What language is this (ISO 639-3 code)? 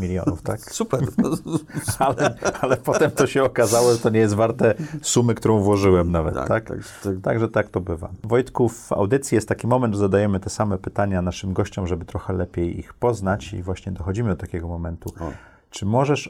pol